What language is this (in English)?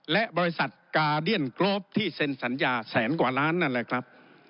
Thai